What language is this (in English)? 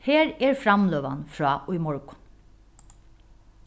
Faroese